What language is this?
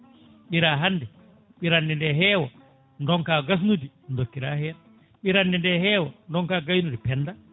Fula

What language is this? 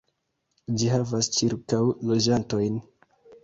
Esperanto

